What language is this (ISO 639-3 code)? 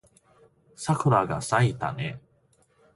jpn